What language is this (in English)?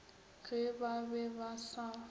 Northern Sotho